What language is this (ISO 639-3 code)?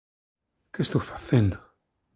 glg